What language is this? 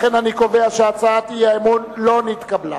Hebrew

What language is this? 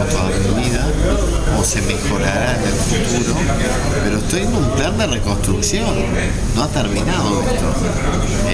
Spanish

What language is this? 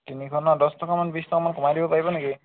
Assamese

